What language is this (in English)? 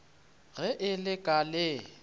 Northern Sotho